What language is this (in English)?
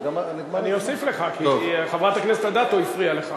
Hebrew